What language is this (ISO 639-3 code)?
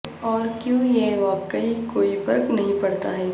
urd